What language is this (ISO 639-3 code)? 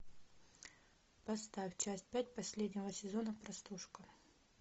rus